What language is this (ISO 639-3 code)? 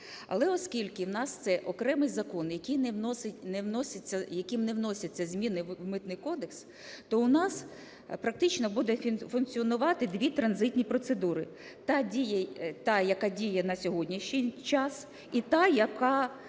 ukr